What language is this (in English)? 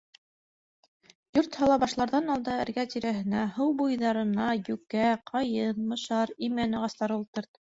Bashkir